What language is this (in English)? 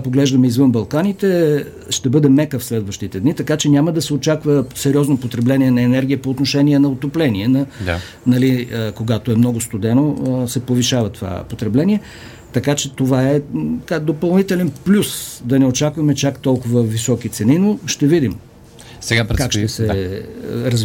Bulgarian